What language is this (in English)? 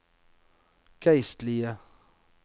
Norwegian